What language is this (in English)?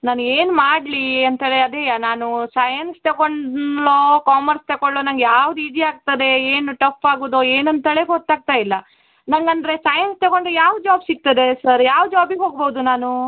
Kannada